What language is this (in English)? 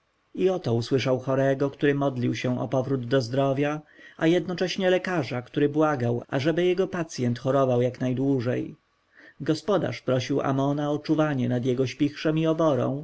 Polish